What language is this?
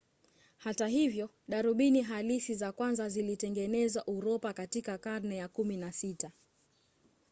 Swahili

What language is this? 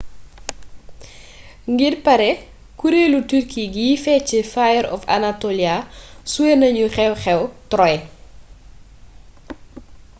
Wolof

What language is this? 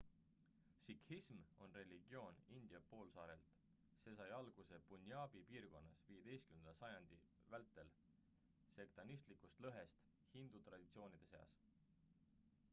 Estonian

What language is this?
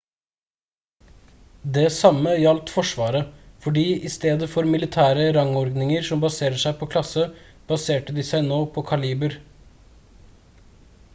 Norwegian Bokmål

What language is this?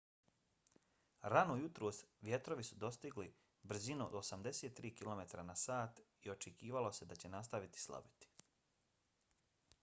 Bosnian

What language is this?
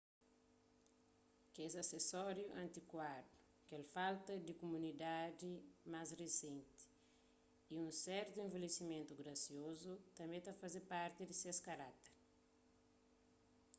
Kabuverdianu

